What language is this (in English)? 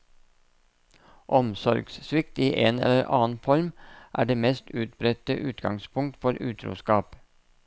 Norwegian